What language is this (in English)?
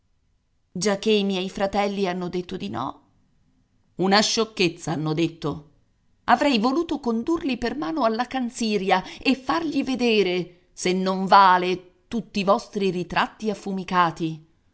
Italian